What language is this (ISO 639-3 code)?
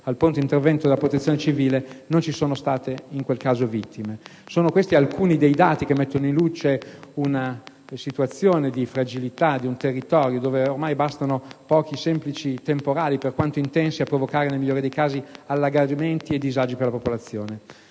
ita